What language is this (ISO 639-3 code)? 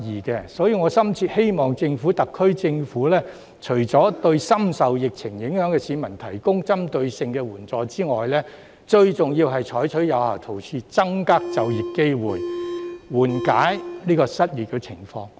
yue